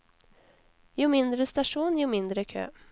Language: Norwegian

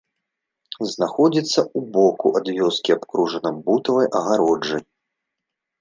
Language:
Belarusian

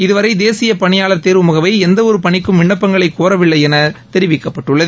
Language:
Tamil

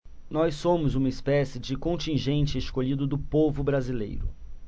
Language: Portuguese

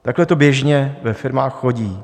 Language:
Czech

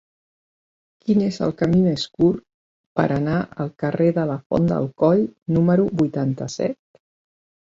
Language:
Catalan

